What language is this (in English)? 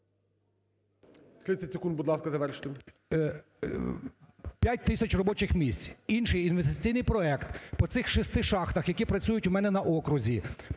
Ukrainian